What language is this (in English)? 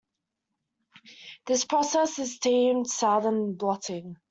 English